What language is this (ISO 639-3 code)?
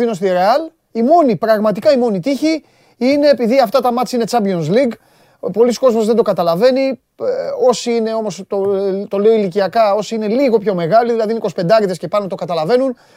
ell